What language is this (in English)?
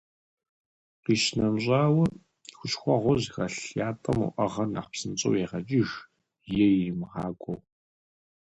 Kabardian